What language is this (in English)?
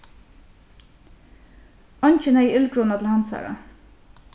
Faroese